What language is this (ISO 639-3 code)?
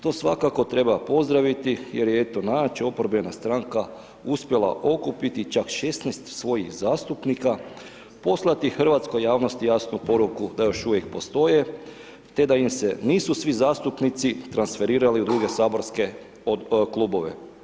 hrv